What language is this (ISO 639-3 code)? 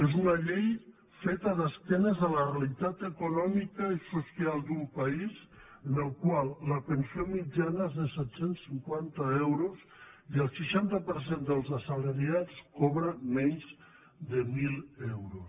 cat